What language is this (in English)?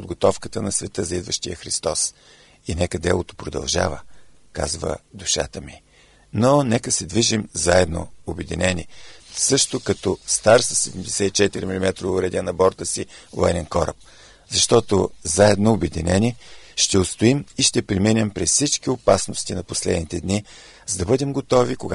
Bulgarian